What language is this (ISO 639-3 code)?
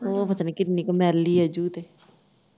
pan